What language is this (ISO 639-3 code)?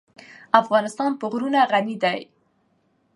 pus